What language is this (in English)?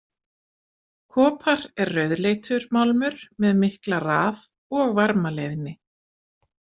Icelandic